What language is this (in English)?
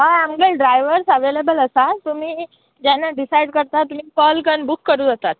Konkani